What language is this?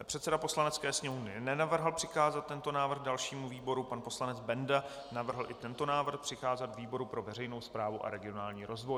Czech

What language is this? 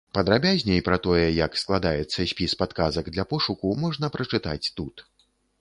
Belarusian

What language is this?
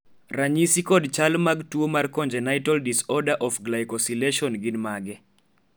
Luo (Kenya and Tanzania)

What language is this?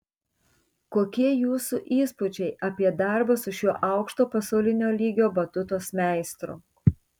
Lithuanian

